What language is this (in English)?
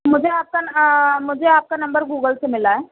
Urdu